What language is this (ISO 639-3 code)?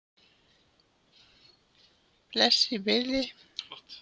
isl